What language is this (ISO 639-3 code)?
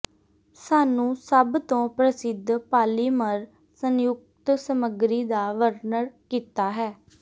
pan